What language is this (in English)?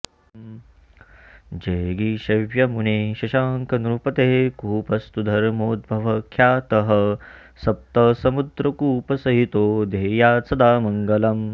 Sanskrit